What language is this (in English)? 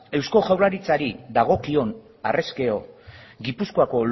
Basque